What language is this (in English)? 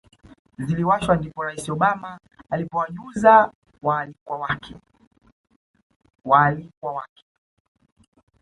Swahili